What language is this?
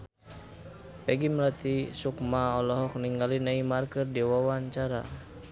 Sundanese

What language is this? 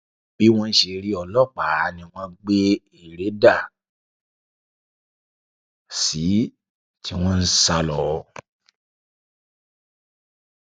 Yoruba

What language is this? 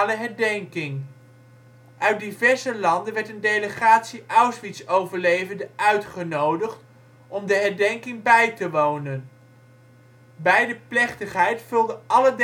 Dutch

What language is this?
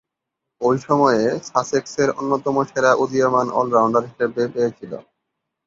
Bangla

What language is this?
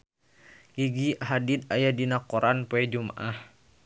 Sundanese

